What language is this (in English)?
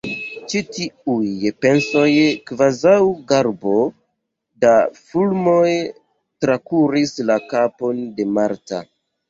Esperanto